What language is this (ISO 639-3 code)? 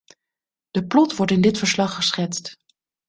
nld